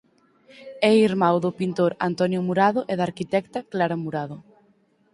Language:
Galician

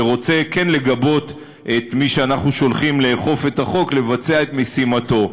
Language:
Hebrew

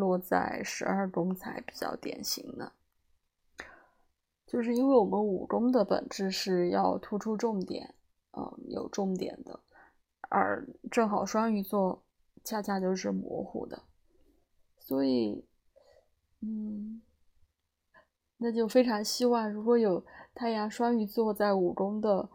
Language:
Chinese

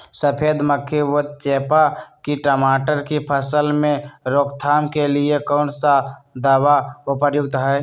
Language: Magahi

